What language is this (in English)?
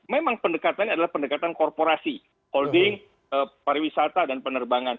Indonesian